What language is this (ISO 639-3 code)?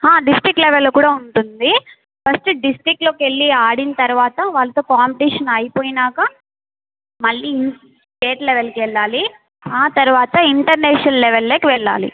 tel